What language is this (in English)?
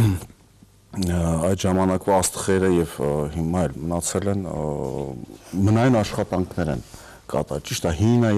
Romanian